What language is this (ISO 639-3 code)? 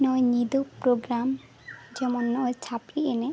sat